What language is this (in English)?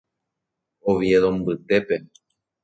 Guarani